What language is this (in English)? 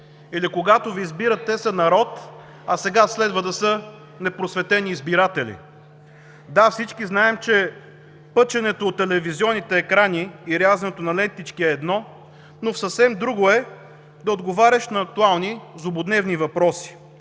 Bulgarian